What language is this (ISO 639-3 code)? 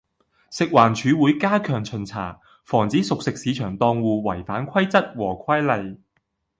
yue